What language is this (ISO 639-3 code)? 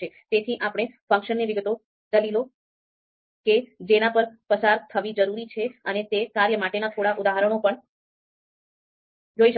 guj